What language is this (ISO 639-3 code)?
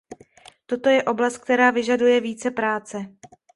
ces